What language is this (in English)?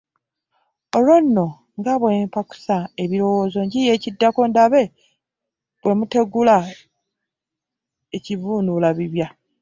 Ganda